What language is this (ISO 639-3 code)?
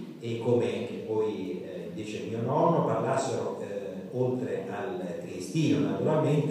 ita